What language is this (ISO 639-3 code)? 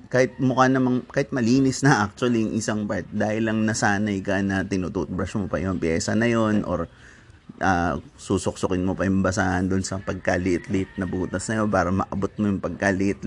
fil